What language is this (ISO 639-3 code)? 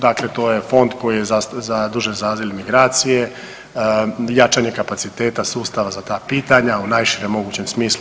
hrv